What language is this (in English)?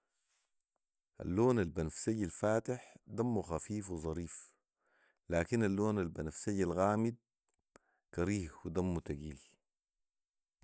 Sudanese Arabic